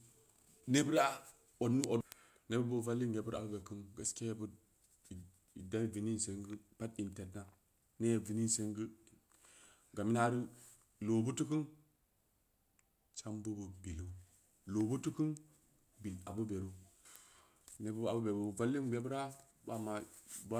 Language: Samba Leko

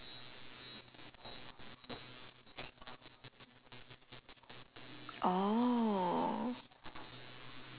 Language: English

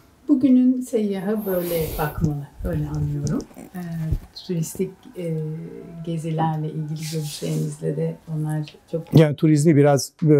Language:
Turkish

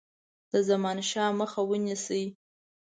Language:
Pashto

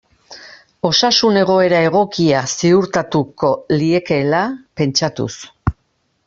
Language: Basque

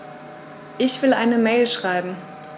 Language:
German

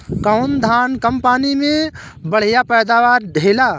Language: Bhojpuri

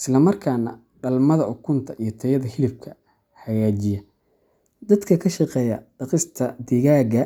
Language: Somali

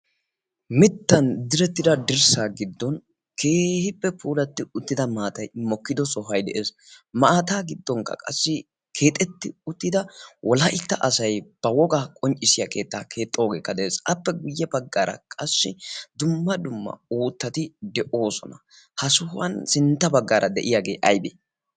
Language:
Wolaytta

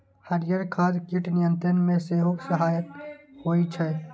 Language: Maithili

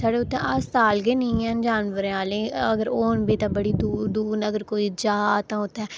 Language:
Dogri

